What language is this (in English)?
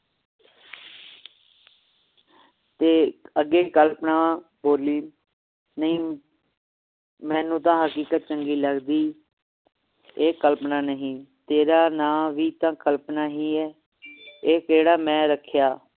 Punjabi